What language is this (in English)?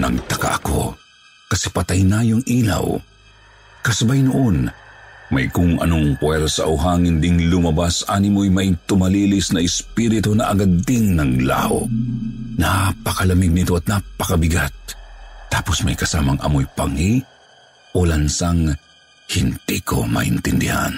Filipino